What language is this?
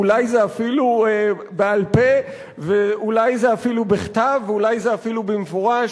Hebrew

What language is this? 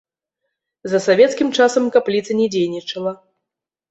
Belarusian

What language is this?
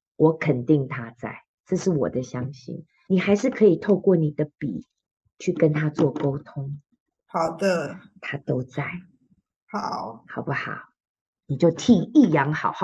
Chinese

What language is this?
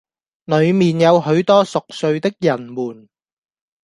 Cantonese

